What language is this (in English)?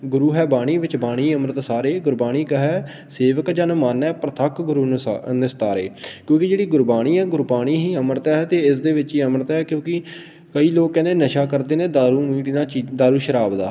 Punjabi